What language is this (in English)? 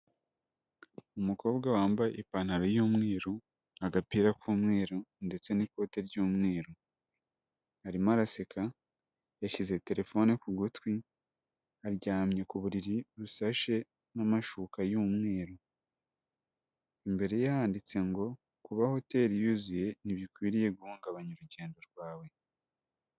Kinyarwanda